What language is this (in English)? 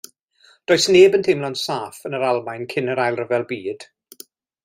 Welsh